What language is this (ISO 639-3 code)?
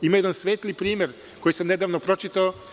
srp